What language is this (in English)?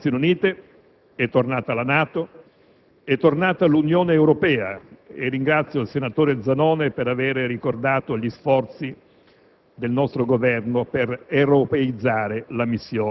Italian